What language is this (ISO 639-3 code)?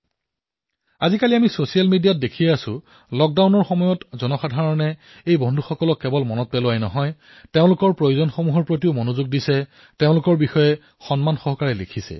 asm